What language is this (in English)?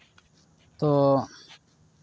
Santali